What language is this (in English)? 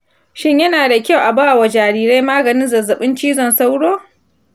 Hausa